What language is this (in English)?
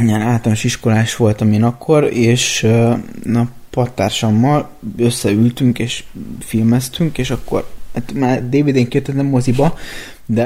Hungarian